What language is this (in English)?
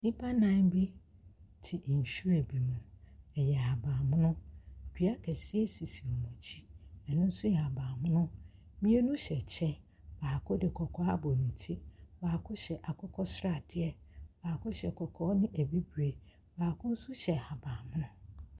Akan